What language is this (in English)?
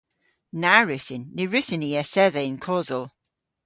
Cornish